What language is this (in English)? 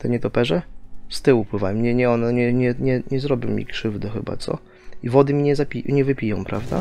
Polish